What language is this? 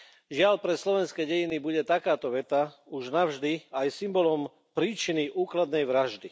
Slovak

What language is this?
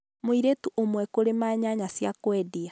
Kikuyu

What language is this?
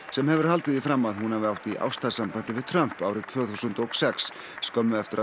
Icelandic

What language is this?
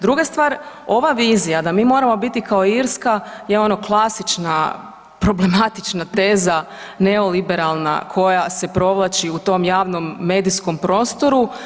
Croatian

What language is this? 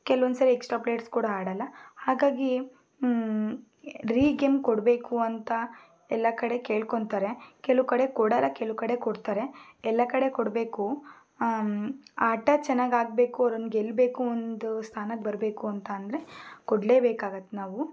Kannada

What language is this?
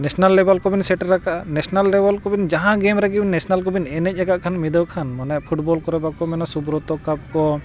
Santali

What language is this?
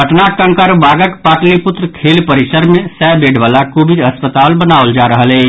Maithili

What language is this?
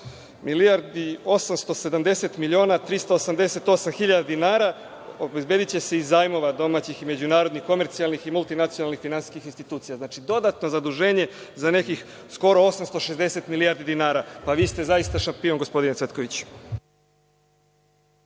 Serbian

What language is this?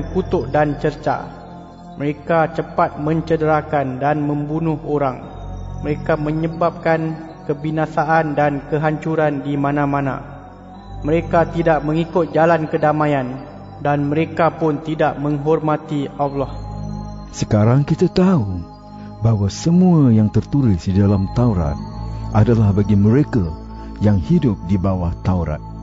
Malay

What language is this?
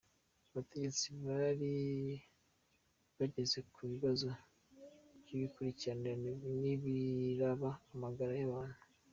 Kinyarwanda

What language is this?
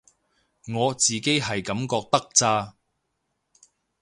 Cantonese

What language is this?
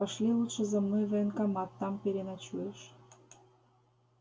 Russian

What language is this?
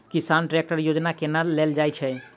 Maithili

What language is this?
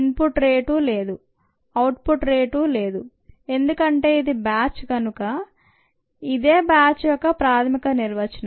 Telugu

